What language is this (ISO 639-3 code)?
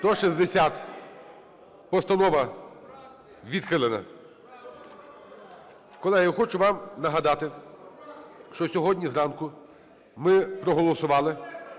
ukr